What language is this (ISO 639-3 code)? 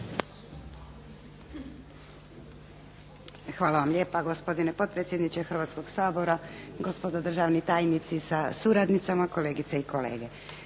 hrv